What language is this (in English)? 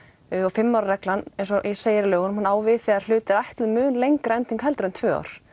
Icelandic